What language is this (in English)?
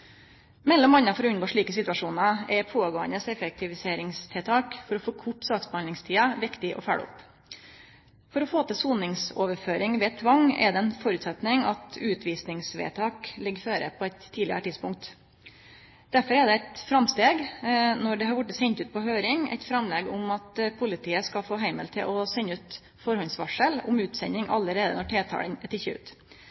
Norwegian Nynorsk